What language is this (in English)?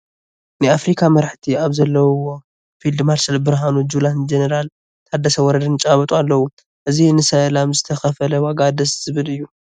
Tigrinya